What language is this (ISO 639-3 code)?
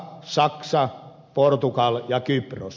fin